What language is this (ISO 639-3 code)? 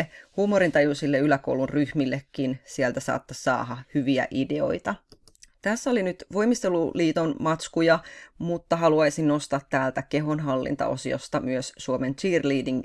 fin